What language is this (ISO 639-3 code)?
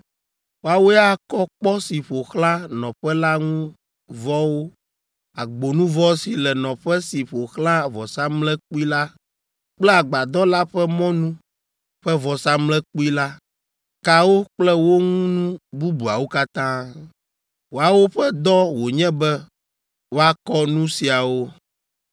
ewe